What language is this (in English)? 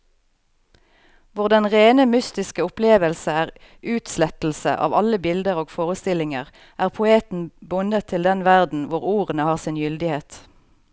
Norwegian